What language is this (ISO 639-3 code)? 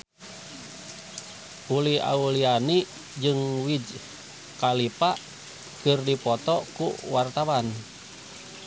sun